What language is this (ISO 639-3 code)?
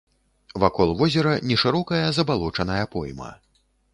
bel